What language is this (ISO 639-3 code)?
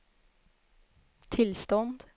swe